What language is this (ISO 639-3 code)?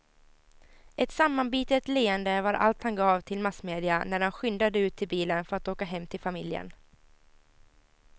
swe